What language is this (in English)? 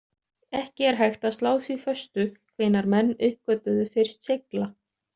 Icelandic